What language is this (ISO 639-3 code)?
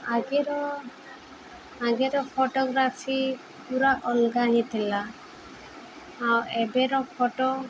ori